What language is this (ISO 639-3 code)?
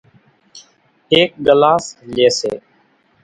gjk